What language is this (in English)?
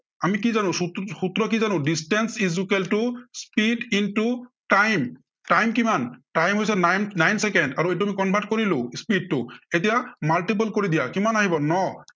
Assamese